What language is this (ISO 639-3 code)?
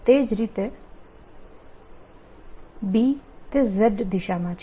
guj